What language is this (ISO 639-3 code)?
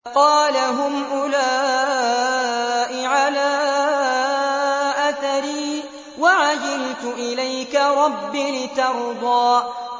ara